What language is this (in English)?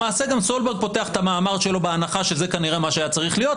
Hebrew